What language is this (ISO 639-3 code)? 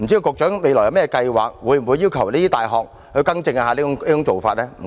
yue